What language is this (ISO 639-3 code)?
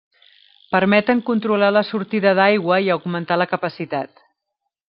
cat